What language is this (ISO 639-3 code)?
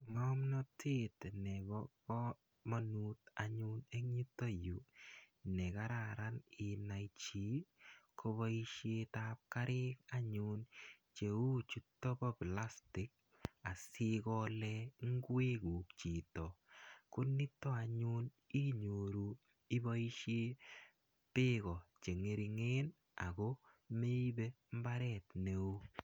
kln